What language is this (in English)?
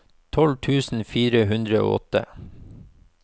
Norwegian